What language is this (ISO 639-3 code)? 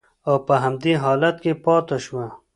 pus